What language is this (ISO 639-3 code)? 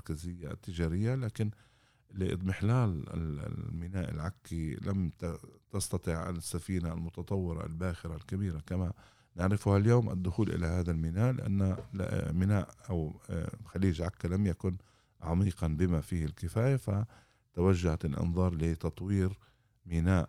ara